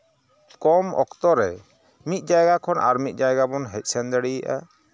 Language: Santali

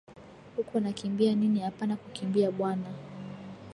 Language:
Swahili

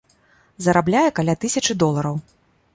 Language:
Belarusian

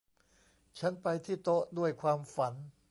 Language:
Thai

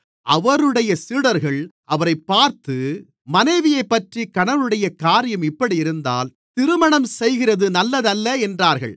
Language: Tamil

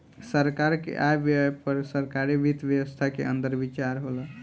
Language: Bhojpuri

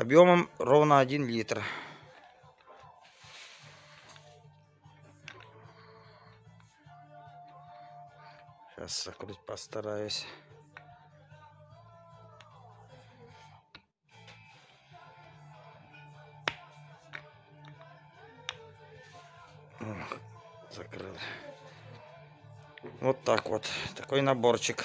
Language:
Russian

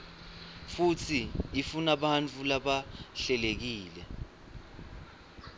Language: Swati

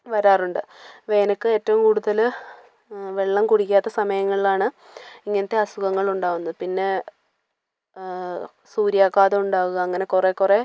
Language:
Malayalam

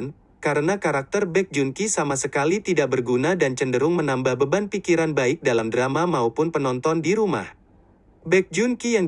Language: Indonesian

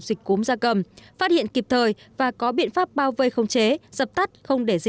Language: Vietnamese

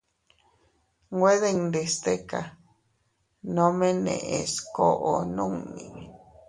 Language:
Teutila Cuicatec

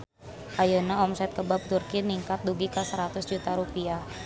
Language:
Sundanese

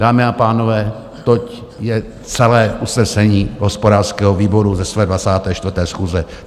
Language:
Czech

